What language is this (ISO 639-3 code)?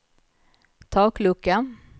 swe